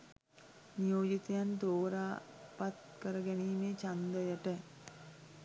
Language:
Sinhala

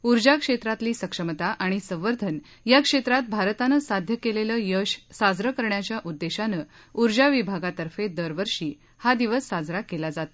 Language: Marathi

